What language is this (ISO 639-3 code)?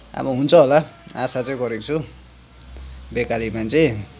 nep